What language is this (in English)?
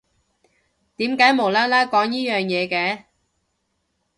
Cantonese